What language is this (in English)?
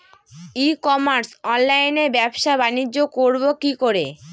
Bangla